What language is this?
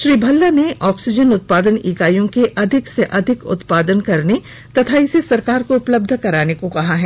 Hindi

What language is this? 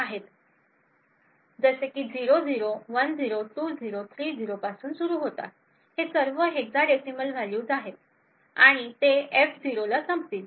Marathi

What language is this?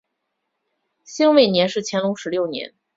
Chinese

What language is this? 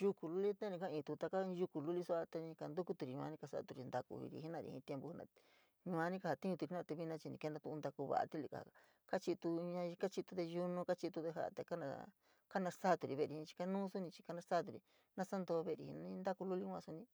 San Miguel El Grande Mixtec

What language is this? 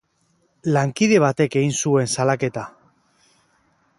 Basque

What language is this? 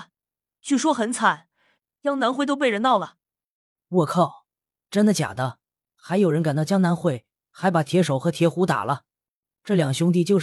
Chinese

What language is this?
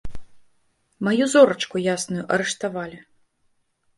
Belarusian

